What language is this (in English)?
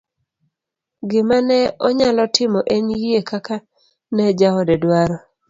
Luo (Kenya and Tanzania)